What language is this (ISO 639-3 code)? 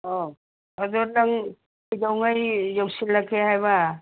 mni